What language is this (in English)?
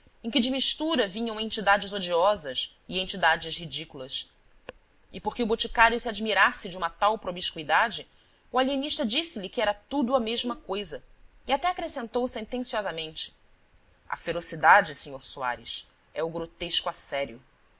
Portuguese